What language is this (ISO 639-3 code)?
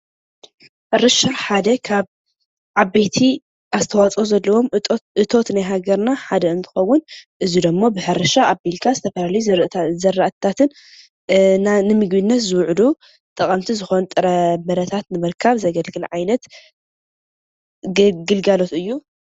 tir